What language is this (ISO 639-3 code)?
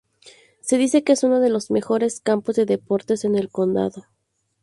spa